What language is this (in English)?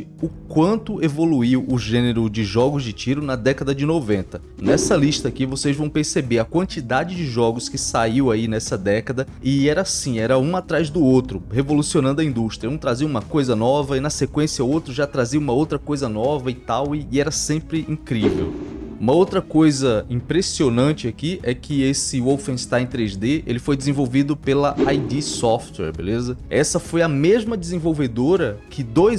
Portuguese